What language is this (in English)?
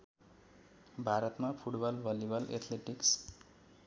Nepali